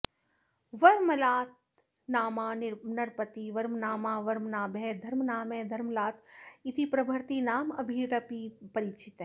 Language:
Sanskrit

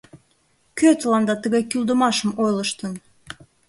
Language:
Mari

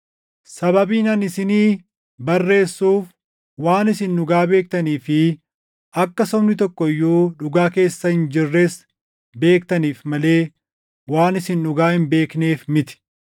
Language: Oromo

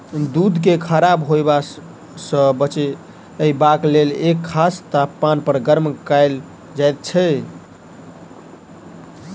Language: Maithili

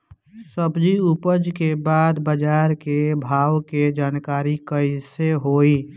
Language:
Bhojpuri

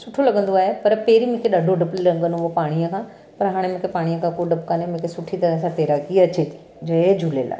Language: Sindhi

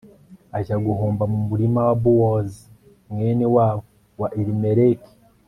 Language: Kinyarwanda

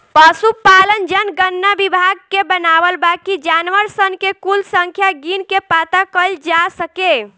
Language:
Bhojpuri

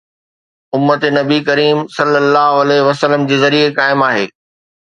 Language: Sindhi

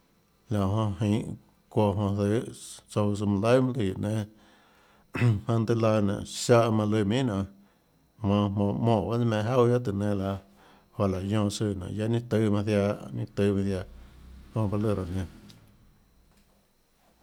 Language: Tlacoatzintepec Chinantec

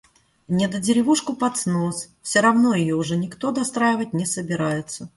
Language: Russian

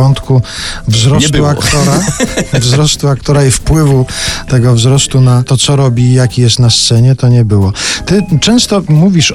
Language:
Polish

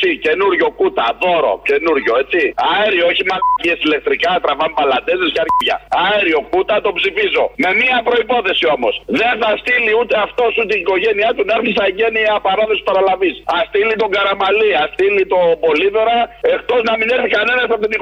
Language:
Greek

